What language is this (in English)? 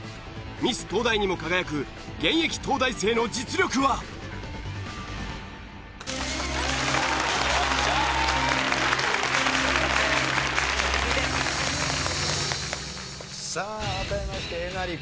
Japanese